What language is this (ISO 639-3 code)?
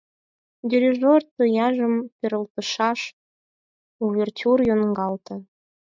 chm